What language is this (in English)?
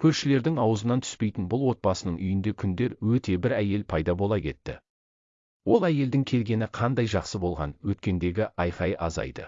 Turkish